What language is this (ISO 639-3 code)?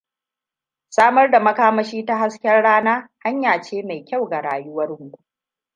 hau